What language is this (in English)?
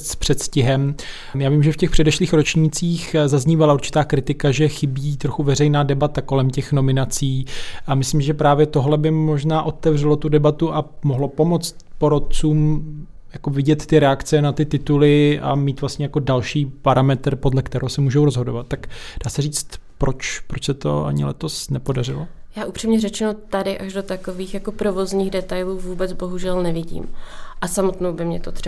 Czech